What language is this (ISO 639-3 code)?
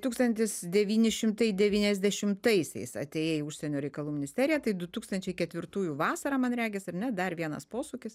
lit